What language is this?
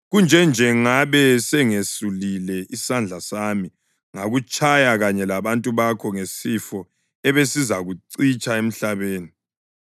North Ndebele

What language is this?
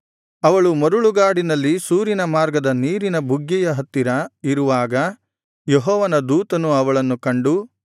Kannada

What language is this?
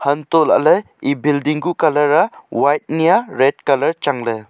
Wancho Naga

